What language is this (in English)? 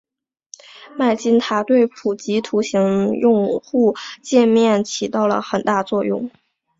Chinese